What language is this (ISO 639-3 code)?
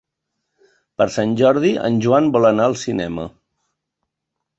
cat